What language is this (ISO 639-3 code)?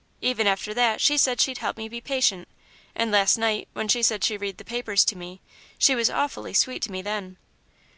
eng